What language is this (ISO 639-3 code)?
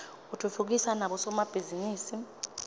ssw